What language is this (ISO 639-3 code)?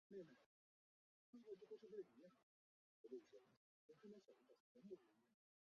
zho